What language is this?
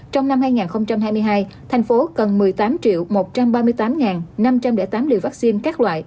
Vietnamese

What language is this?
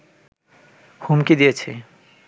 Bangla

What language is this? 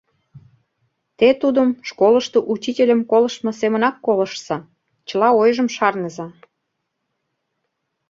Mari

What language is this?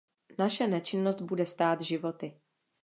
Czech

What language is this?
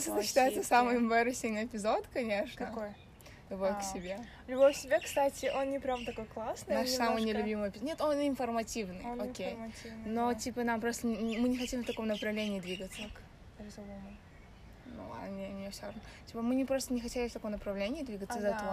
Russian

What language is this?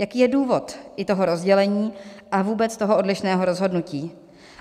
Czech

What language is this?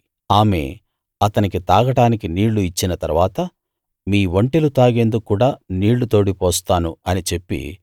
Telugu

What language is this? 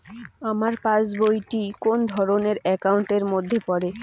Bangla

